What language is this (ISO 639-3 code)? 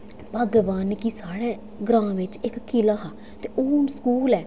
doi